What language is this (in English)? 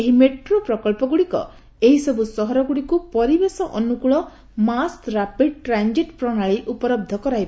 Odia